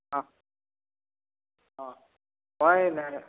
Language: Assamese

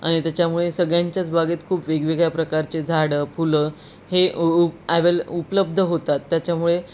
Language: Marathi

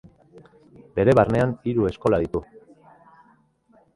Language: Basque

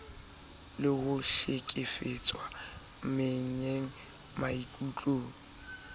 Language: Southern Sotho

